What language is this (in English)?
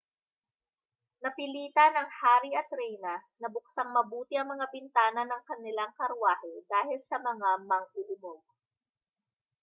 Filipino